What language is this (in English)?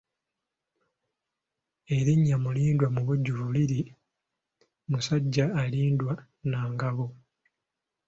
Ganda